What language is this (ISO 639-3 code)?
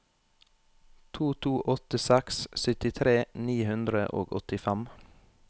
nor